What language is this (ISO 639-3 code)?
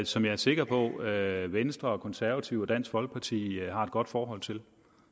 dan